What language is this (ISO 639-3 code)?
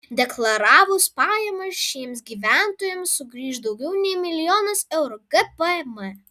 lit